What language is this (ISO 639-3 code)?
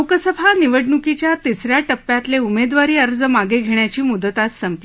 mar